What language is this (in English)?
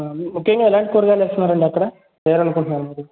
Telugu